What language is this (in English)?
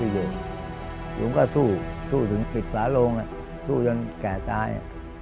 Thai